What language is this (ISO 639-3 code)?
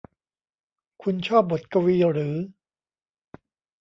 tha